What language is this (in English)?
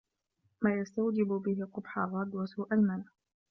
Arabic